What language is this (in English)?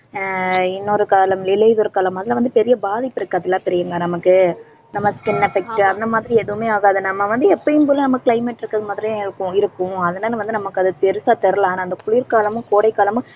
Tamil